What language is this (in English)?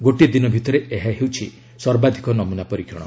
Odia